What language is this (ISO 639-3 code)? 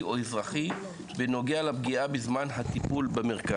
heb